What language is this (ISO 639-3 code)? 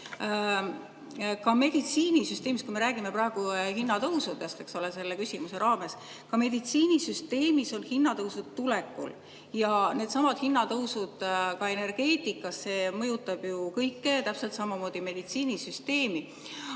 est